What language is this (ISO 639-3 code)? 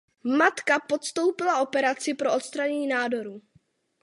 ces